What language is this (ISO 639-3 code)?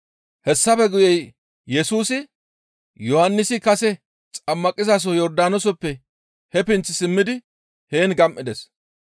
gmv